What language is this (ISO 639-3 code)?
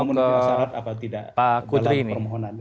ind